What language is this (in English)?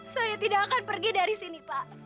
Indonesian